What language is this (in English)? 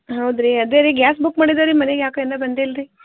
Kannada